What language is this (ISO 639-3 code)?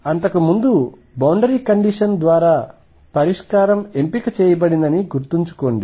tel